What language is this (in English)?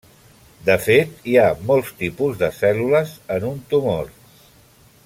Catalan